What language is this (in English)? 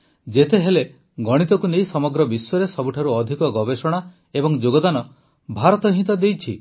Odia